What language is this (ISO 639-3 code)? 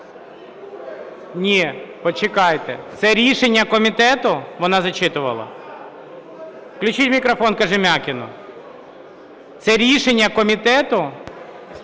ukr